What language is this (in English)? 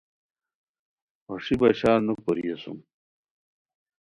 Khowar